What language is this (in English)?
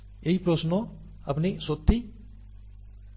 Bangla